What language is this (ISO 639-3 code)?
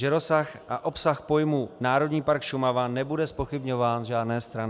ces